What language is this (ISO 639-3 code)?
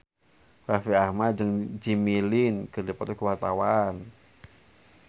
sun